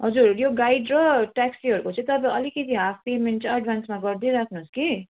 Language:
Nepali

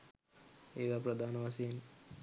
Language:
Sinhala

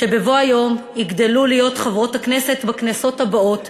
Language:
Hebrew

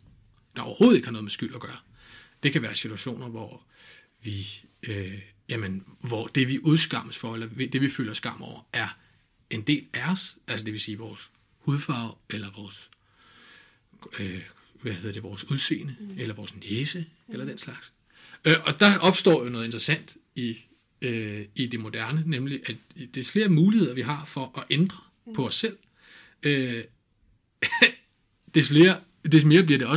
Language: Danish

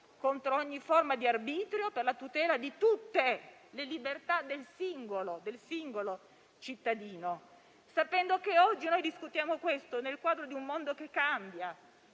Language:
Italian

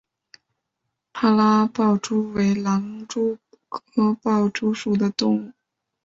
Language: Chinese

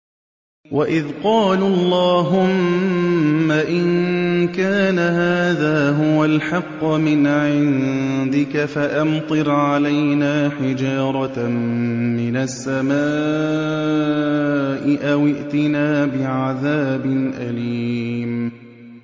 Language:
Arabic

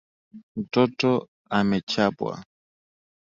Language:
Swahili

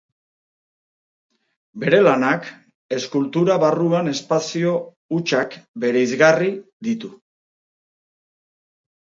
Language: Basque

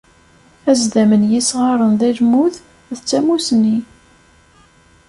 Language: Kabyle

